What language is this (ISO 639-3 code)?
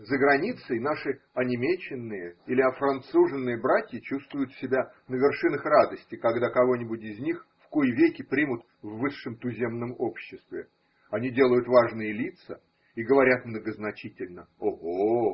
rus